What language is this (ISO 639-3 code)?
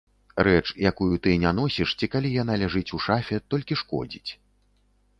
bel